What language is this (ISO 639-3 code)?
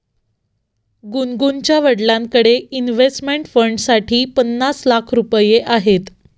mar